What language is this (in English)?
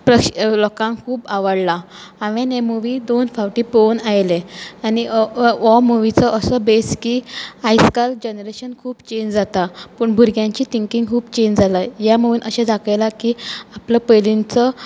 Konkani